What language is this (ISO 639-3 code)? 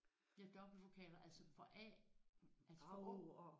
dan